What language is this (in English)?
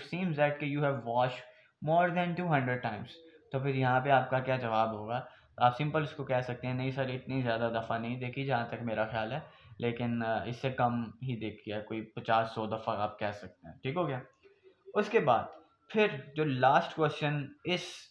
Hindi